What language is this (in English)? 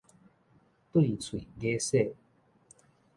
Min Nan Chinese